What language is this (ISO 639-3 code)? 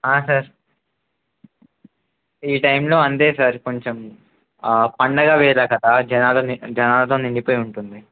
tel